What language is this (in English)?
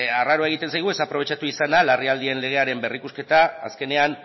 Basque